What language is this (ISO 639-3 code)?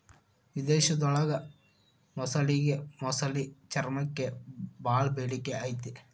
kan